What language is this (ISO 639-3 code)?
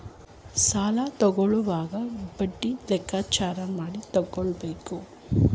kan